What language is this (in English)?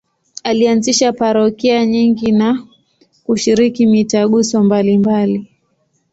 Swahili